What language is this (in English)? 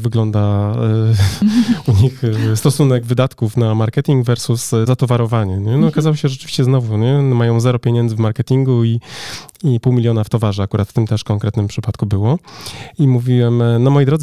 Polish